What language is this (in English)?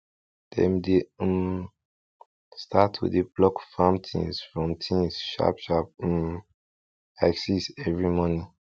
Nigerian Pidgin